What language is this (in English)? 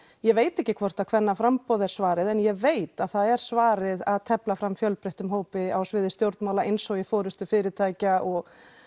Icelandic